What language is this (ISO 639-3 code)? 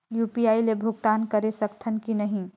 hne